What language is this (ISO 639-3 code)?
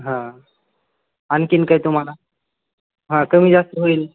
mar